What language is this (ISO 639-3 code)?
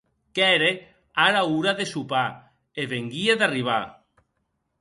oci